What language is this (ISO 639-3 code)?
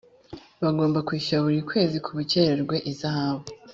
kin